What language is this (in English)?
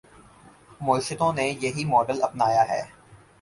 Urdu